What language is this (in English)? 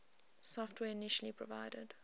English